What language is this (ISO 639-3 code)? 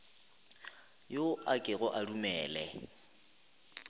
nso